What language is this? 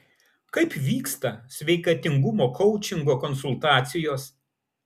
Lithuanian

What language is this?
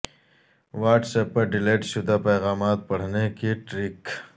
Urdu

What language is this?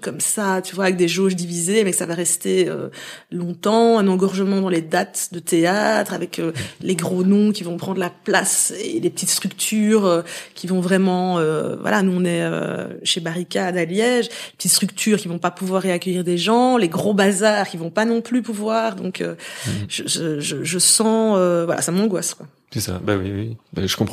French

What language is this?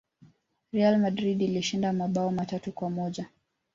Swahili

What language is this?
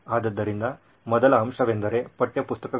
Kannada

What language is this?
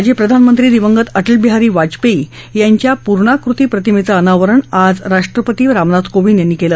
Marathi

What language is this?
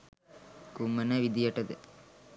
Sinhala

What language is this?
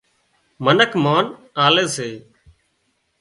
Wadiyara Koli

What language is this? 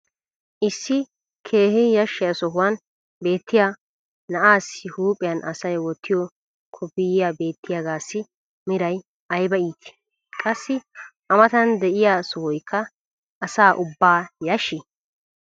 Wolaytta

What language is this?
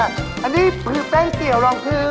Thai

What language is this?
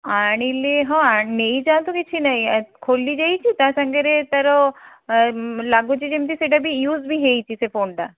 Odia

